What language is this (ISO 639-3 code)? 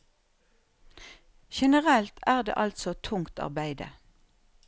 nor